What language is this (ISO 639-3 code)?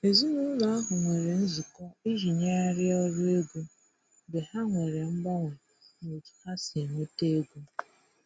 ibo